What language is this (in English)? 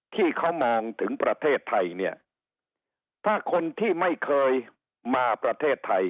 Thai